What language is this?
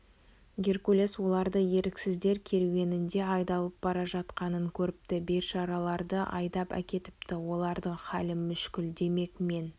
Kazakh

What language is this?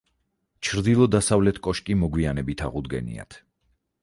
Georgian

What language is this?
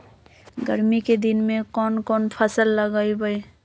Magahi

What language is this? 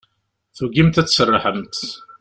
Kabyle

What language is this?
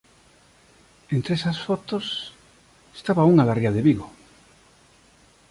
Galician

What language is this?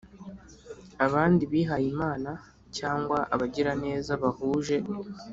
Kinyarwanda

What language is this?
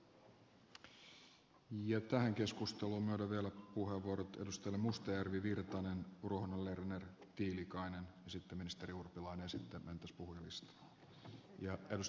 Finnish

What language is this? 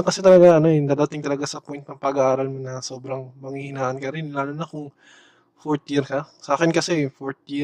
Filipino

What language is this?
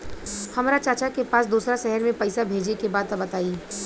Bhojpuri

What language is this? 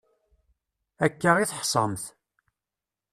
Kabyle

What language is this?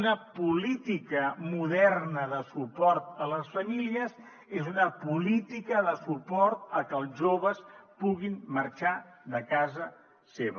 Catalan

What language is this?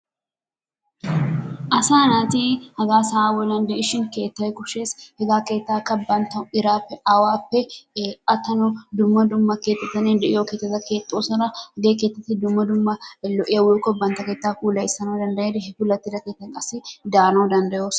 Wolaytta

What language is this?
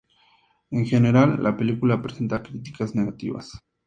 Spanish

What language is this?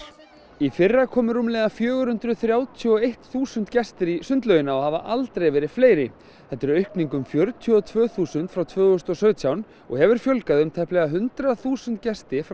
Icelandic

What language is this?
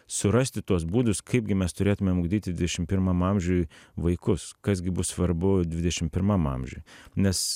Lithuanian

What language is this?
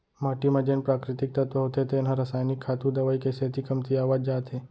Chhattisgarhi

